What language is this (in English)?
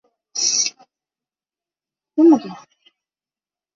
Chinese